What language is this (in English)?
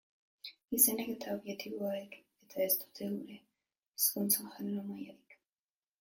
Basque